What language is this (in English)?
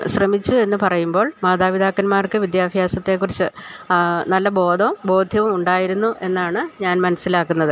Malayalam